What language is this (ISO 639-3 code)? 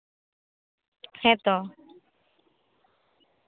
sat